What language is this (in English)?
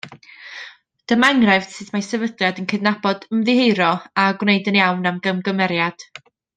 Welsh